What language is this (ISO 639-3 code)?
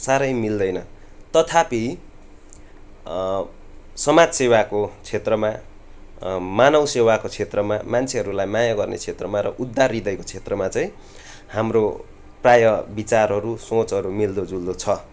nep